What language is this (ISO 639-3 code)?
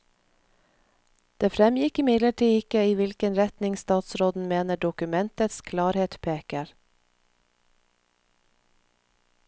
nor